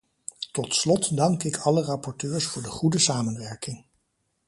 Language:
Dutch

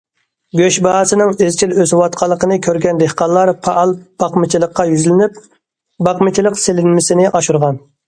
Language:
Uyghur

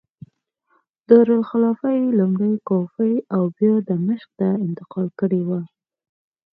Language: Pashto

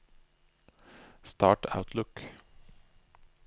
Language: Norwegian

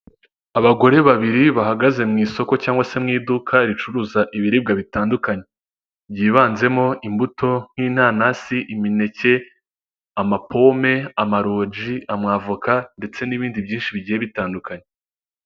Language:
Kinyarwanda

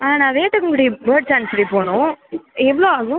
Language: Tamil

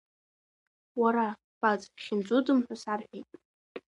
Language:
Abkhazian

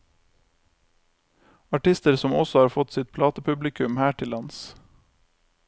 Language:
Norwegian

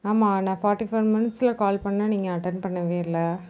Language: Tamil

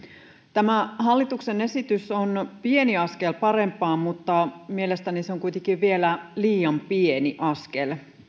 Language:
Finnish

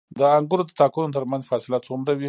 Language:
Pashto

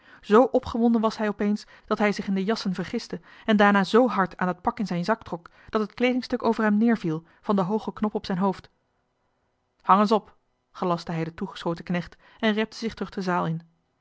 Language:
Dutch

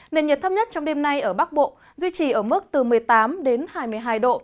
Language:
Vietnamese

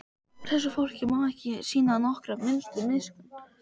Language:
Icelandic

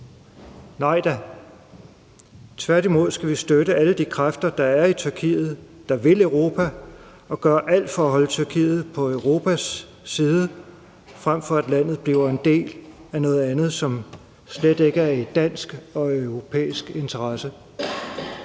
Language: Danish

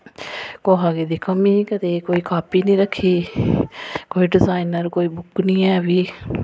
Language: Dogri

